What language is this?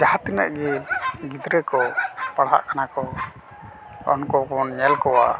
Santali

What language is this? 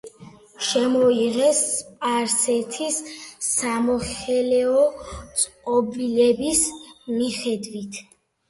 Georgian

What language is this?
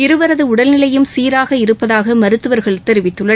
Tamil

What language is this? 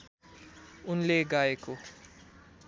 Nepali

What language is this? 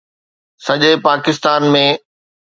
Sindhi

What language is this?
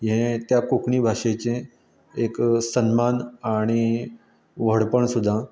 Konkani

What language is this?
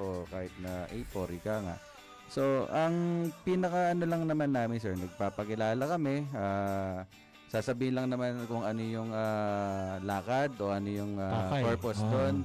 Filipino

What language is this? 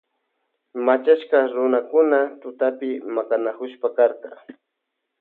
Loja Highland Quichua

